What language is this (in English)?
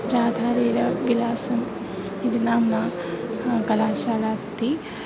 Sanskrit